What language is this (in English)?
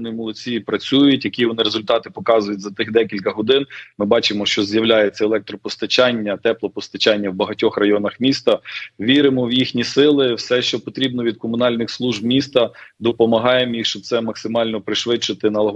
Ukrainian